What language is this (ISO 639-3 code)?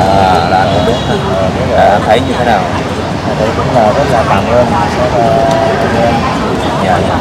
vie